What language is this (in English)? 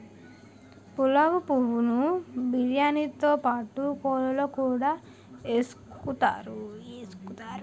Telugu